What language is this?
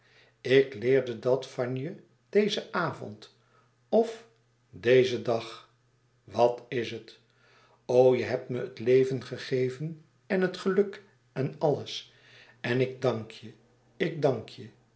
Dutch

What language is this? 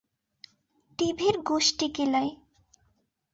Bangla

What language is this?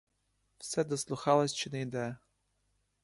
Ukrainian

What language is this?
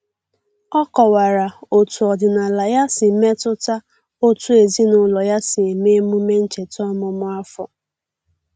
Igbo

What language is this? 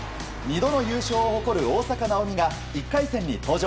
Japanese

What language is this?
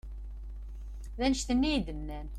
Kabyle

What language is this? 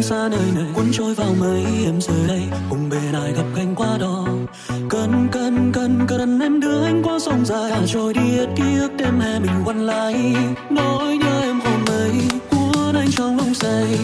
Vietnamese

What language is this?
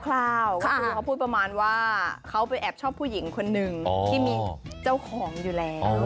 Thai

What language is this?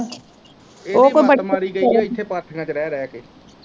Punjabi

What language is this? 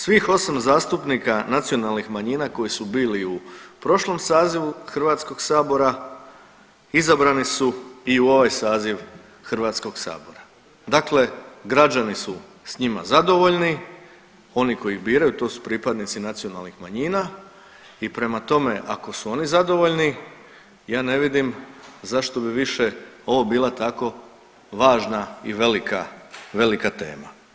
Croatian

